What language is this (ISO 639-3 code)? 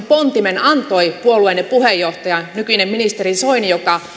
fin